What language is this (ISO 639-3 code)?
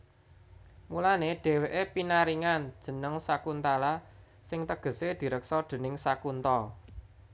jav